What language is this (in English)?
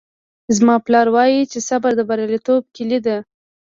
Pashto